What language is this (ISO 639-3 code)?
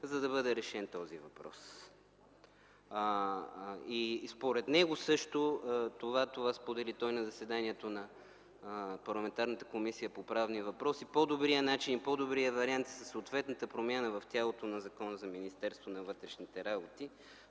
bul